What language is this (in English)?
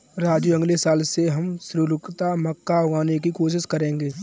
Hindi